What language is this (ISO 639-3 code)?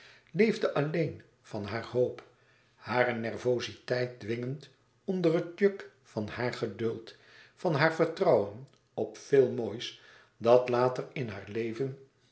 nld